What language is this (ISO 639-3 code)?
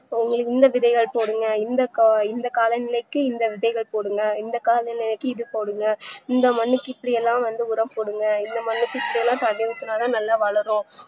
tam